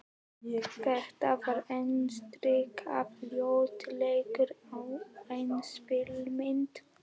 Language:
Icelandic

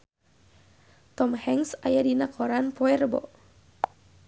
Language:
Sundanese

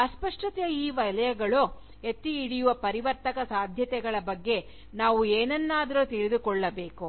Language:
Kannada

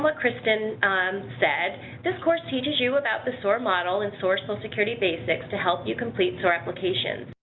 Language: English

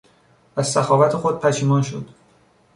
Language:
Persian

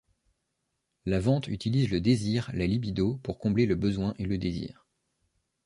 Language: French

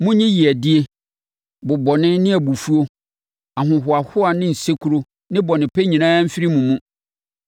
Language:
Akan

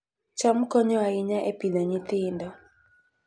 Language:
Luo (Kenya and Tanzania)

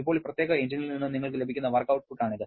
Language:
Malayalam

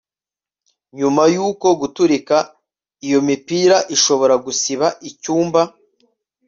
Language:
Kinyarwanda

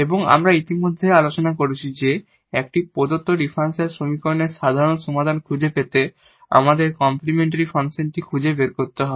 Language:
Bangla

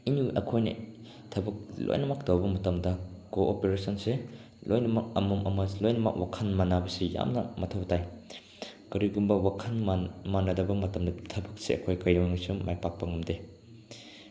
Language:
Manipuri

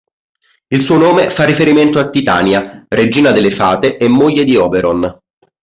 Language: Italian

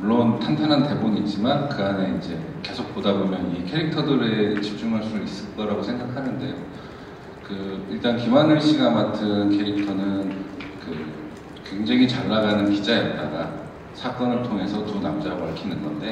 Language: Korean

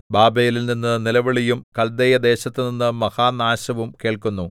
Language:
Malayalam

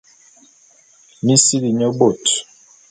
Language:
Bulu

